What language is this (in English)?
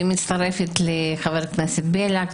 Hebrew